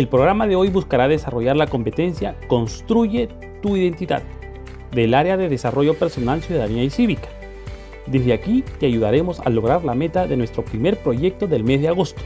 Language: Spanish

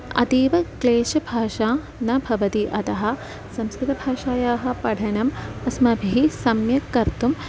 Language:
Sanskrit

